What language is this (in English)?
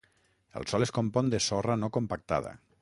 Catalan